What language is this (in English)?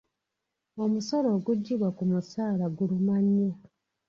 Ganda